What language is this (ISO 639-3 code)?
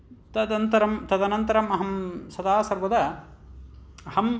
san